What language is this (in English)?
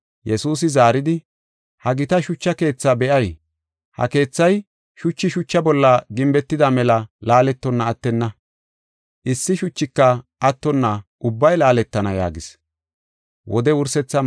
Gofa